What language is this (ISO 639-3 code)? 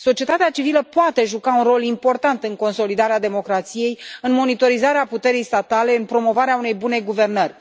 ron